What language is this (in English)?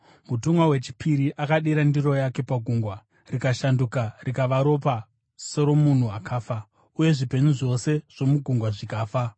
Shona